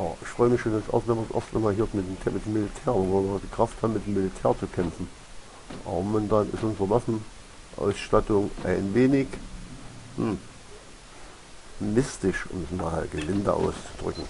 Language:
German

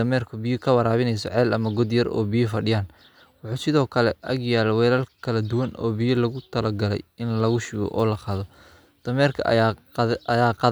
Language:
Somali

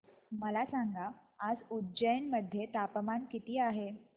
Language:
Marathi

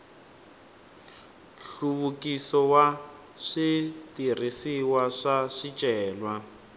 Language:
Tsonga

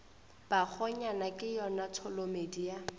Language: Northern Sotho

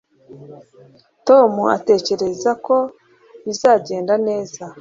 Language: Kinyarwanda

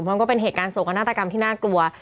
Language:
Thai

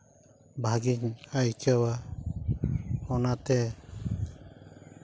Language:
Santali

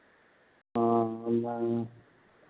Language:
Hindi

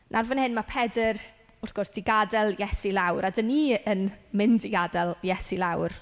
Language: Welsh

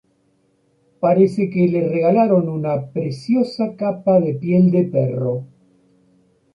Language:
Spanish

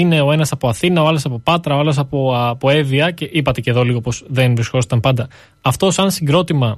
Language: Greek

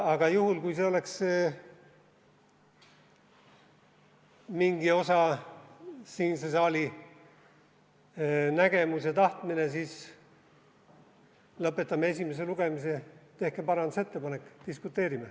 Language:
Estonian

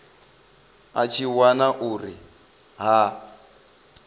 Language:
Venda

